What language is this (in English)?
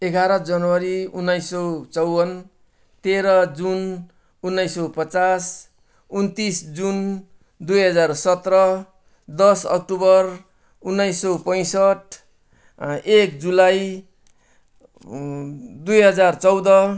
Nepali